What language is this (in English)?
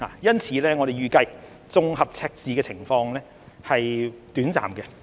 Cantonese